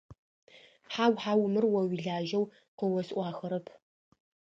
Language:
Adyghe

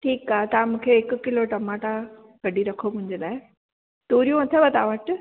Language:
Sindhi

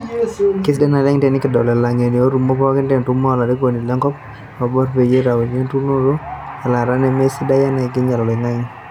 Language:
Masai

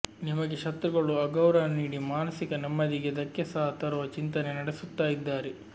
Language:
Kannada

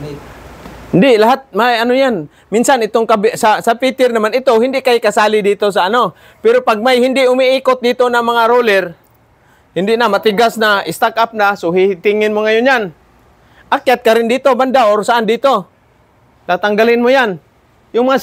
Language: Filipino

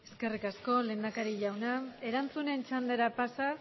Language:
Basque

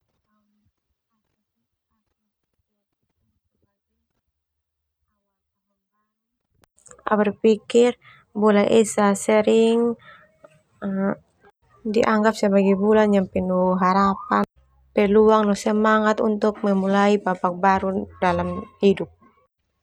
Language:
Termanu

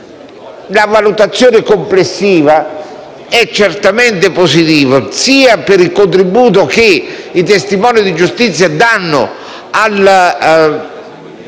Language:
Italian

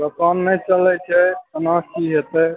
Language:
Maithili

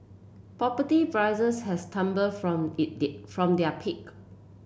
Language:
English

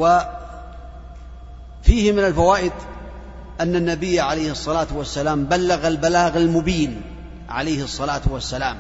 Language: Arabic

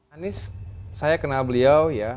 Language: Indonesian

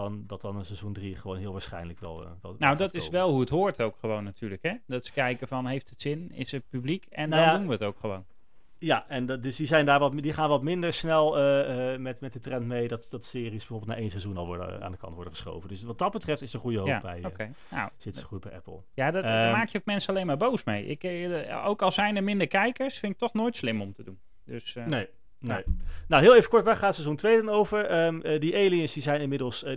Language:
Dutch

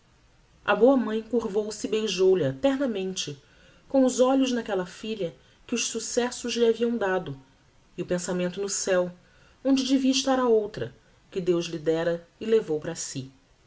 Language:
Portuguese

